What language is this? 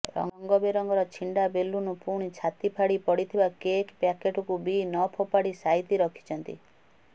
Odia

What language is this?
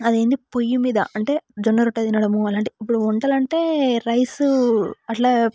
Telugu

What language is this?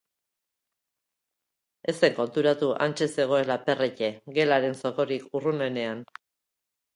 Basque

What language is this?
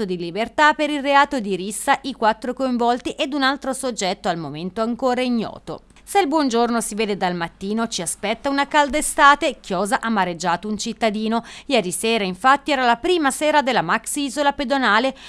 Italian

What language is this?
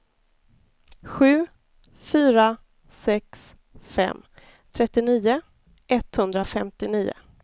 Swedish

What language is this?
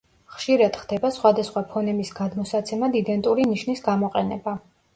Georgian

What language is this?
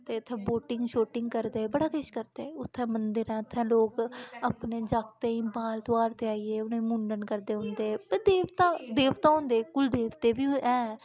Dogri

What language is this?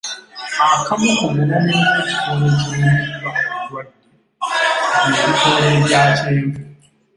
Ganda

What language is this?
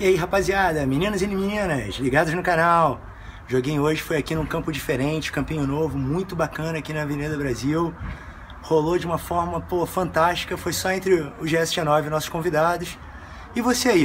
Portuguese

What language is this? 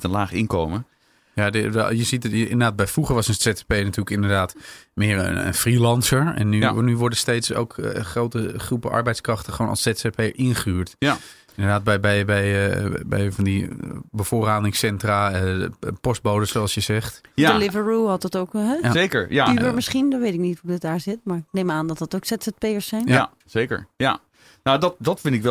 Dutch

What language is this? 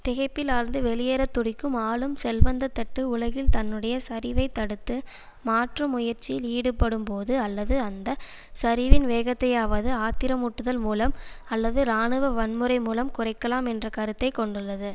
Tamil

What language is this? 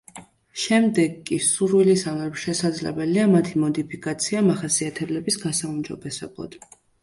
Georgian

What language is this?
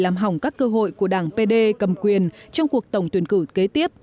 Vietnamese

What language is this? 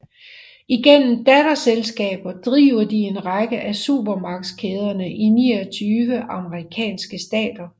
Danish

